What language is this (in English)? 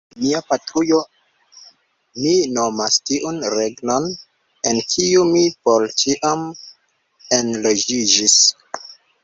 Esperanto